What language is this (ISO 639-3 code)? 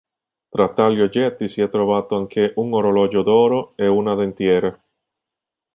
ita